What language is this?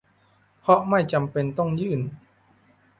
Thai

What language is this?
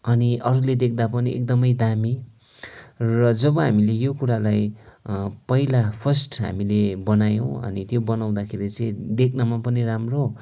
Nepali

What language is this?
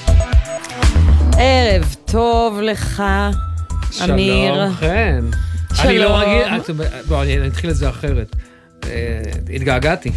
Hebrew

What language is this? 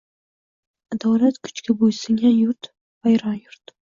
Uzbek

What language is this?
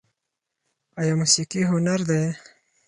Pashto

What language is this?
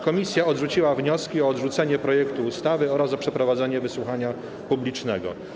Polish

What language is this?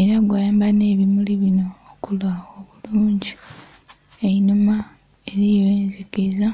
Soga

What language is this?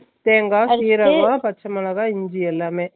Tamil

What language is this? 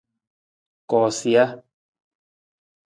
Nawdm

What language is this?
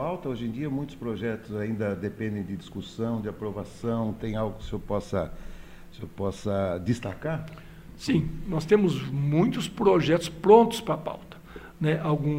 Portuguese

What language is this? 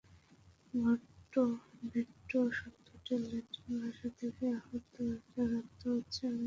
Bangla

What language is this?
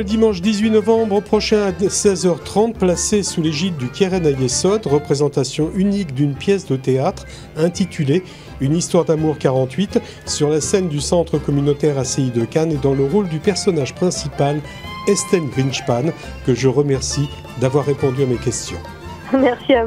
French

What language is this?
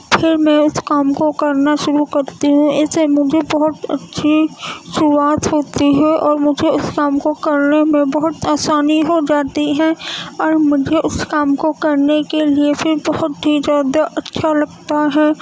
Urdu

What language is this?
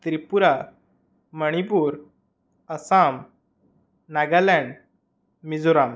Sanskrit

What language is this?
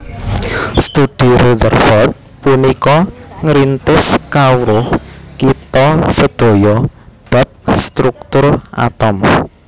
Javanese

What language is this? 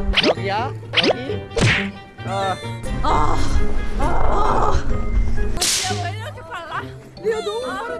Korean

